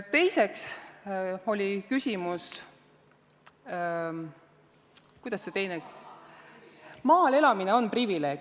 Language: Estonian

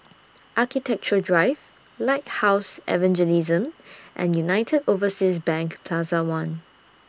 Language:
English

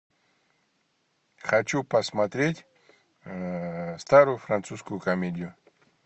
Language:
Russian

